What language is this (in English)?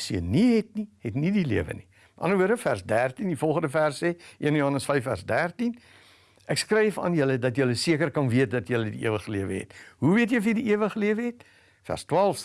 Dutch